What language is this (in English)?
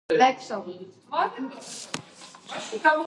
Georgian